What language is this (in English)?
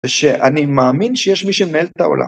Hebrew